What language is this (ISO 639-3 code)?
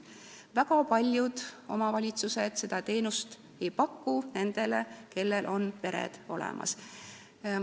est